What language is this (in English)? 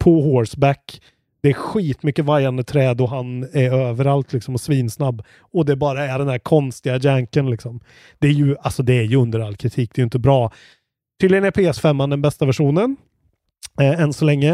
Swedish